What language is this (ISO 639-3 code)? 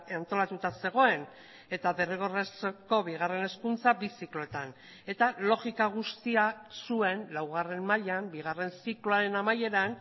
eus